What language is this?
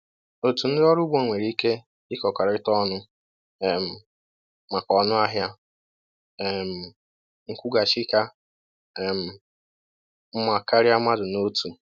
Igbo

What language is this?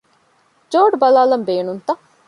Divehi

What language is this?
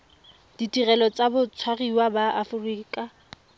Tswana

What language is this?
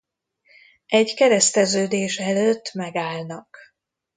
Hungarian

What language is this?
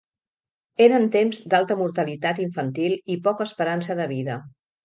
Catalan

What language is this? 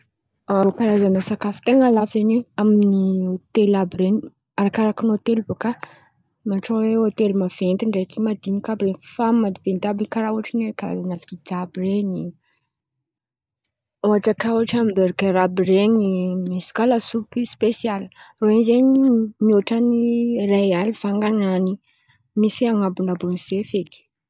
Antankarana Malagasy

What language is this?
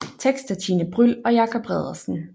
Danish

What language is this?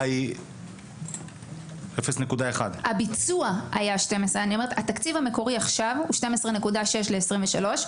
Hebrew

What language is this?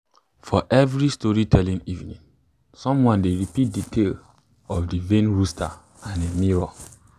Nigerian Pidgin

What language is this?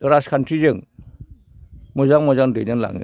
Bodo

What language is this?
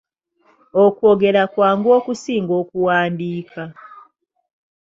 Ganda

